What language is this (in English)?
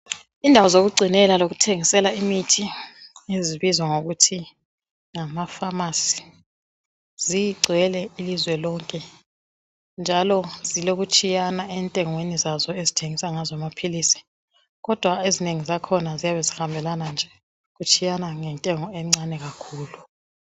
North Ndebele